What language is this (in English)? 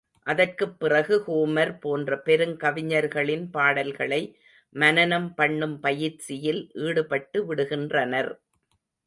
Tamil